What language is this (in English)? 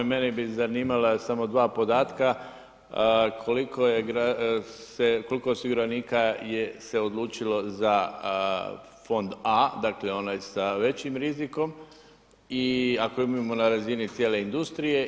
Croatian